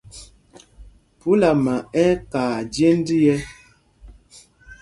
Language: Mpumpong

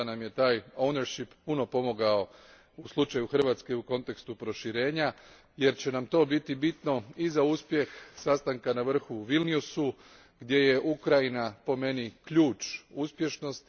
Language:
Croatian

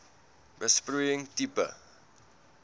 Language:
Afrikaans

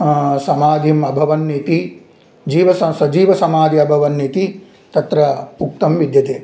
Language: Sanskrit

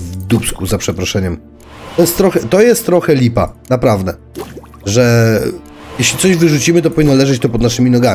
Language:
Polish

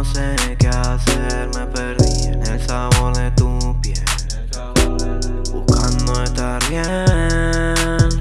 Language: Japanese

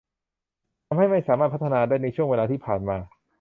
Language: Thai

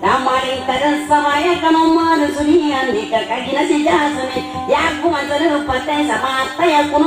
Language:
Thai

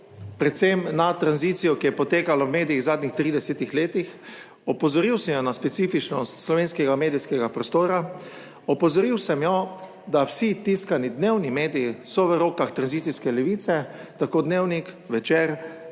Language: Slovenian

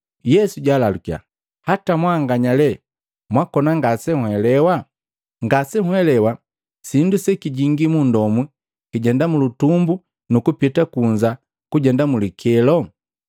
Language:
Matengo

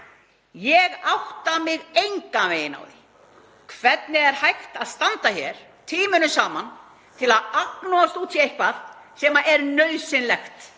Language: Icelandic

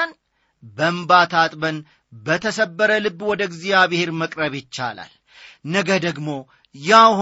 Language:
Amharic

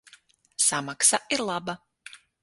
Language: Latvian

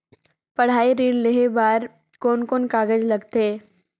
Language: Chhattisgarhi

